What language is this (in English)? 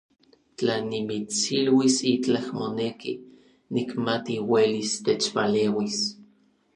Orizaba Nahuatl